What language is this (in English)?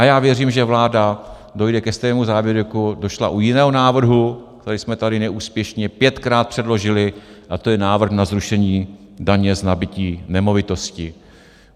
Czech